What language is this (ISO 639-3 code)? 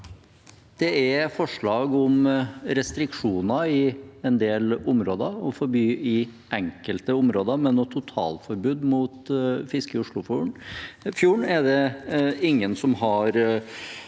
nor